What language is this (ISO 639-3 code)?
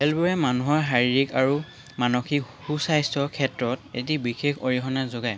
asm